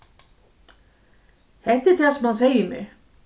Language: Faroese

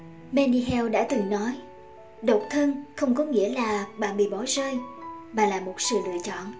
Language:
Vietnamese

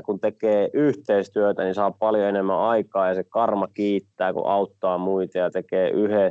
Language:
Finnish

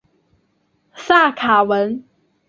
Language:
Chinese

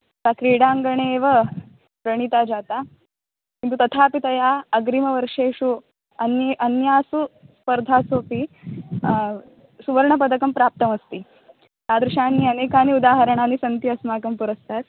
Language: Sanskrit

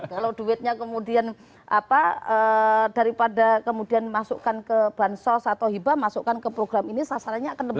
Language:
Indonesian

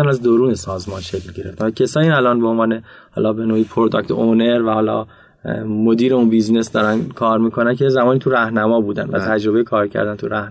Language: Persian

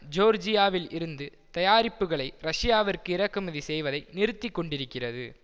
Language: Tamil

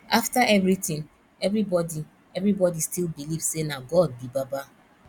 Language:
Nigerian Pidgin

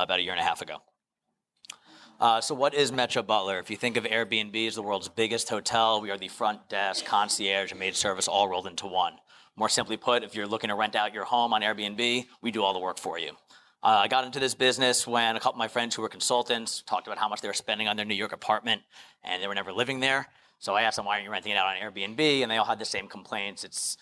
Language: English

